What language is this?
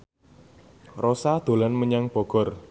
Javanese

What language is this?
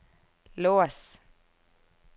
Norwegian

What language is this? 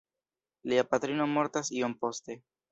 Esperanto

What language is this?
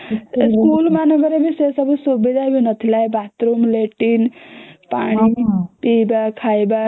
Odia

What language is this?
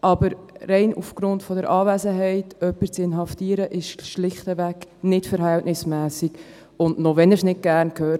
Swiss German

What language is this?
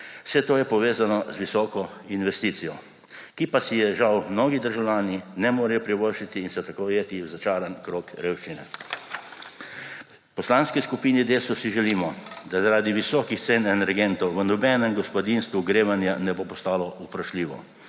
Slovenian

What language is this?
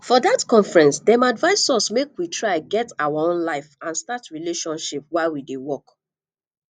Nigerian Pidgin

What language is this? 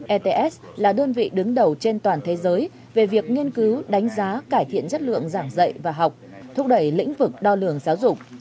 Vietnamese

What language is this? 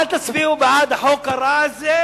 Hebrew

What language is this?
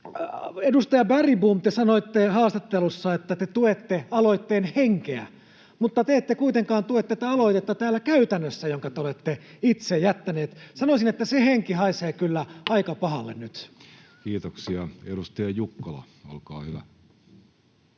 Finnish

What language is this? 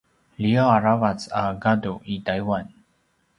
Paiwan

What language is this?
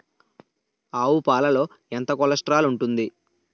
Telugu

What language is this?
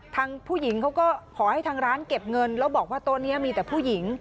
Thai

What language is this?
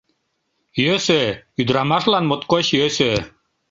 Mari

